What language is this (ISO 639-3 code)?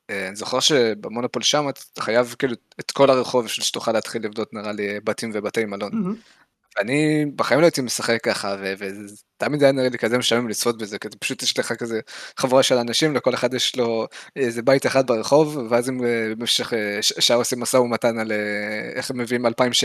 heb